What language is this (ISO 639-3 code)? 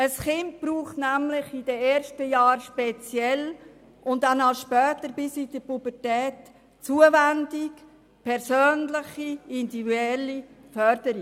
gsw